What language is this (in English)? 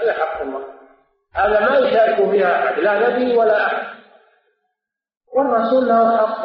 Arabic